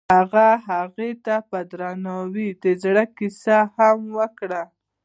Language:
Pashto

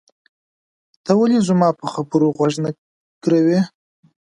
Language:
Pashto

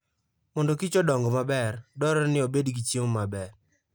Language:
Luo (Kenya and Tanzania)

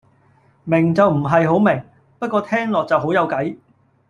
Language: Cantonese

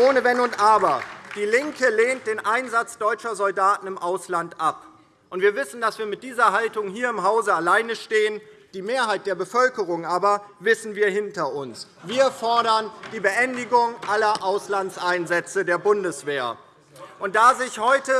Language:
German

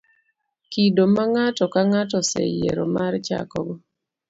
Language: Luo (Kenya and Tanzania)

